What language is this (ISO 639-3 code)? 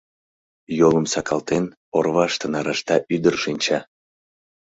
chm